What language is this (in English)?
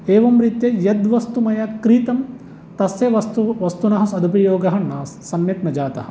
Sanskrit